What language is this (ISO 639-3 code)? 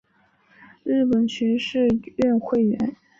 zho